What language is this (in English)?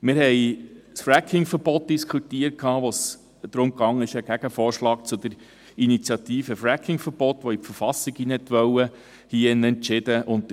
Swiss German